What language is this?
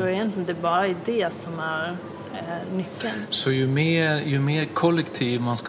Swedish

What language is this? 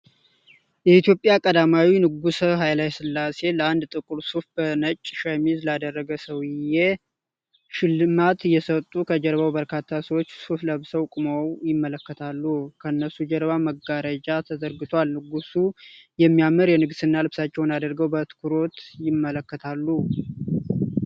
Amharic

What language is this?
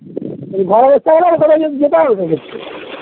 Bangla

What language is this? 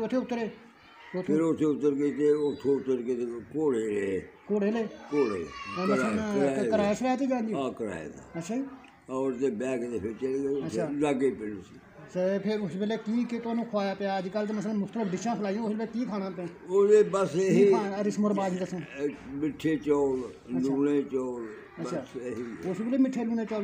Punjabi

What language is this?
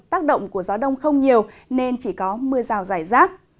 Vietnamese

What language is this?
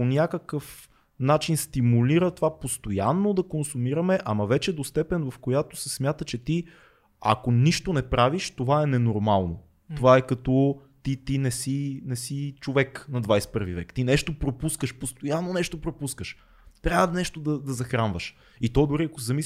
Bulgarian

